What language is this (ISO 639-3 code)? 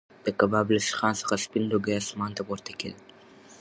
pus